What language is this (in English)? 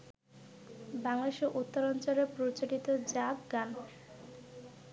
Bangla